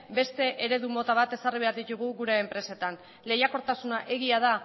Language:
Basque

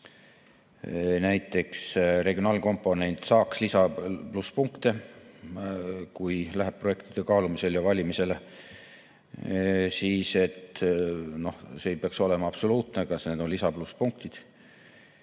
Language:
Estonian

